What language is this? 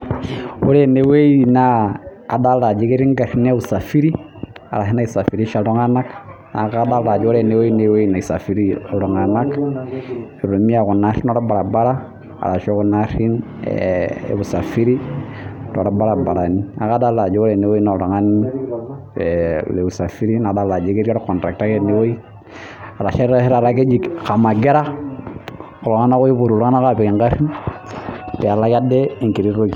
Masai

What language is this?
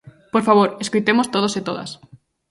Galician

